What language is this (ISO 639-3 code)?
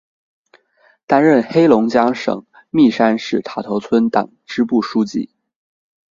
zho